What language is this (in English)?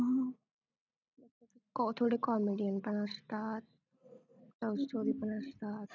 Marathi